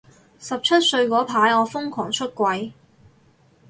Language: Cantonese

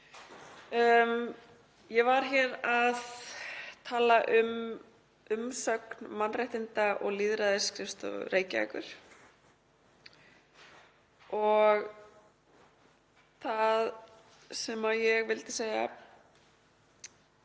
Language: Icelandic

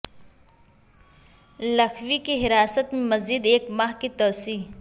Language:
Urdu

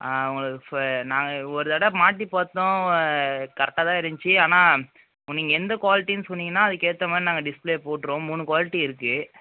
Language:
Tamil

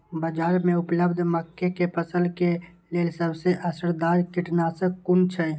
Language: Maithili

